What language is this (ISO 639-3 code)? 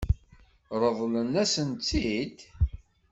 kab